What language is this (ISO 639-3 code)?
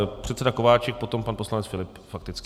ces